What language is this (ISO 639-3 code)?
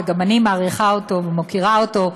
heb